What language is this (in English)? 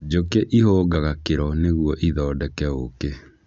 Kikuyu